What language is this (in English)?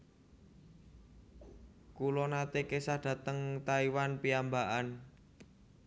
Javanese